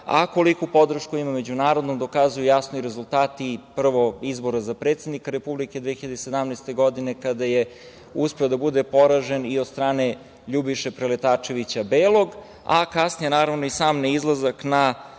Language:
Serbian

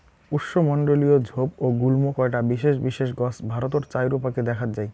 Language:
Bangla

